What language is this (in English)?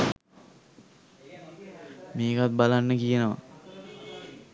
Sinhala